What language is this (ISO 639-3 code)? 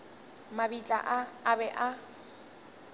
nso